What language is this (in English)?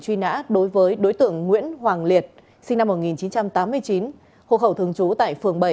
Vietnamese